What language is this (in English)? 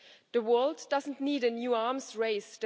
English